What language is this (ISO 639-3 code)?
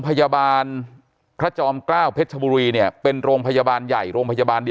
tha